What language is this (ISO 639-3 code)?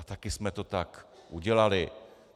ces